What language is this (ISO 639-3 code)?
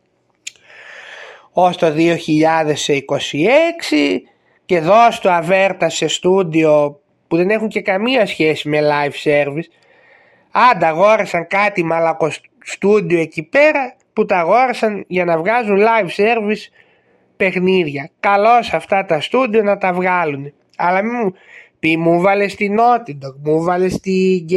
ell